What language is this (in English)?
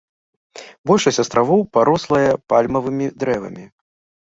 Belarusian